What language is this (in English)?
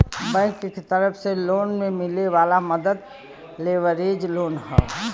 Bhojpuri